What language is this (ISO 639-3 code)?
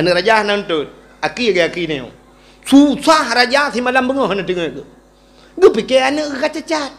msa